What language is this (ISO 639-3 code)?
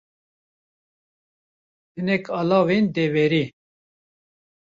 kur